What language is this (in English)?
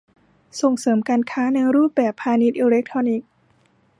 Thai